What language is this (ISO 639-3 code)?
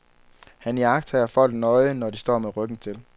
dan